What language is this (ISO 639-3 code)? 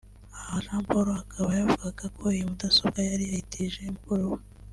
kin